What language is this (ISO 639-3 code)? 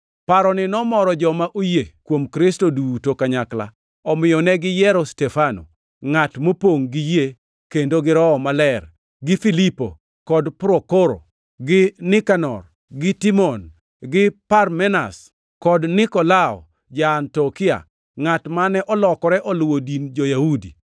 luo